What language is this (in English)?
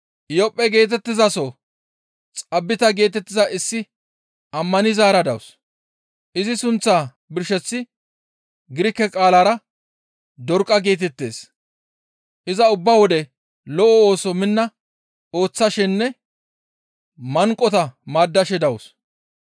Gamo